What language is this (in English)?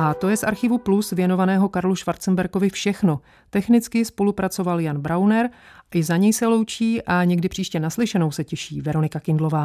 Czech